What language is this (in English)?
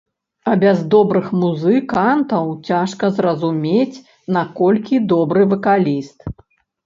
Belarusian